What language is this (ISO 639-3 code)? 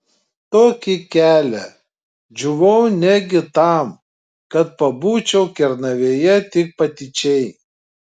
lit